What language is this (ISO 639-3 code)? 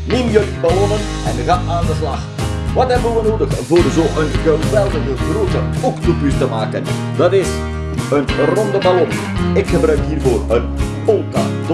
nld